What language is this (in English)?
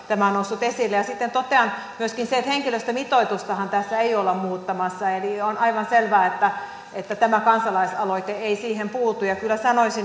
Finnish